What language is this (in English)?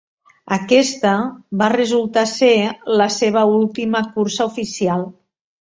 Catalan